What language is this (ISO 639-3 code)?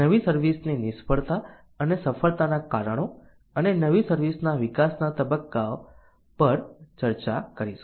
guj